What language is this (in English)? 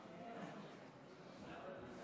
Hebrew